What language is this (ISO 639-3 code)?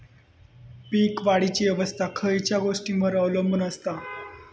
mar